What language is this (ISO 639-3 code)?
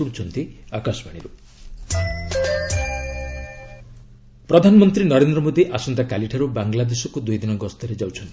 ori